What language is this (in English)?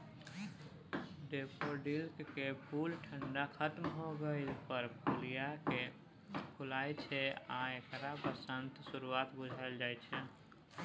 Maithili